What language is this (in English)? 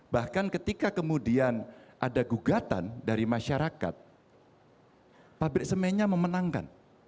Indonesian